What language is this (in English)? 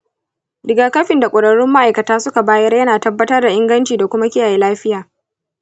Hausa